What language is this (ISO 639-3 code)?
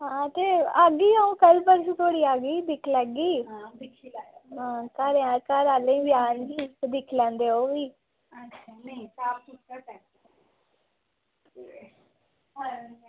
doi